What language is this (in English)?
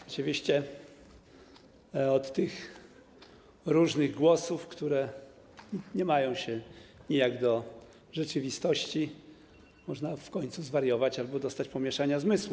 Polish